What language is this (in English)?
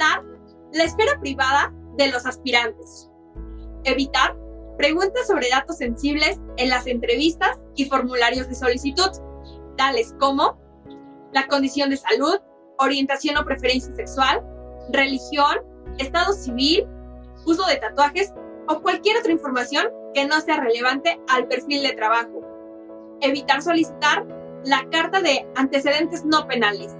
Spanish